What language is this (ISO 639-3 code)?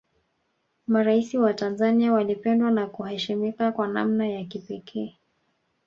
swa